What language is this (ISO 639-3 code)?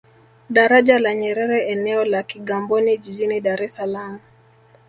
swa